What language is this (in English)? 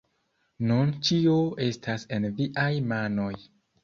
Esperanto